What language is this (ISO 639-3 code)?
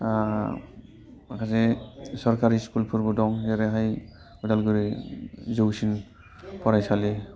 brx